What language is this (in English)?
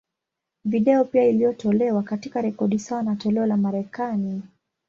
Swahili